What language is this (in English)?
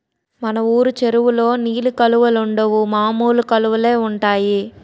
Telugu